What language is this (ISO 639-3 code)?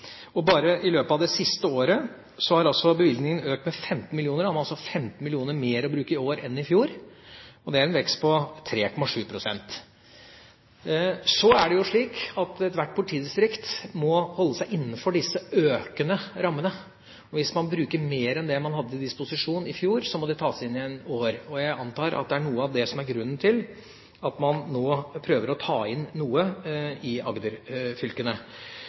nob